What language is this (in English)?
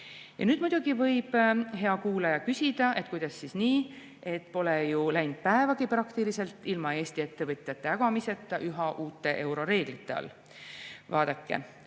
Estonian